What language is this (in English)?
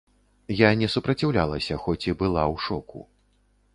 Belarusian